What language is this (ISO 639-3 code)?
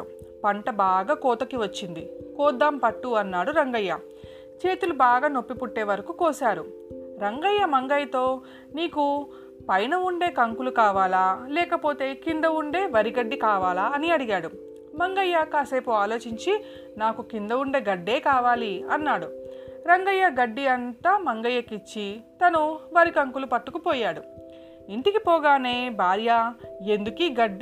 tel